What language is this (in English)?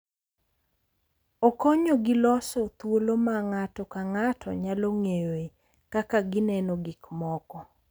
Luo (Kenya and Tanzania)